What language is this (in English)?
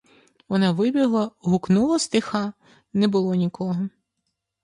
Ukrainian